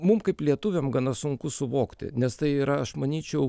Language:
Lithuanian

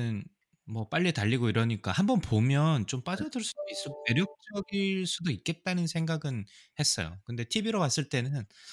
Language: Korean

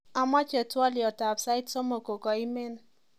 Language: Kalenjin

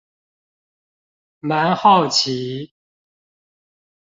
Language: Chinese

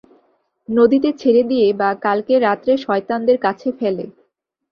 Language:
Bangla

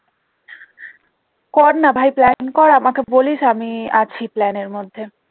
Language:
Bangla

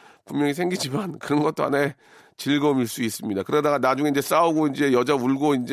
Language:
Korean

